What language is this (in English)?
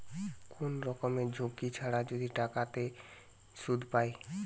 Bangla